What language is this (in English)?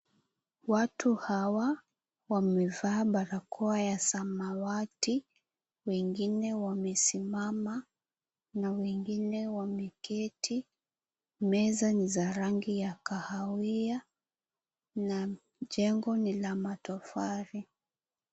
Swahili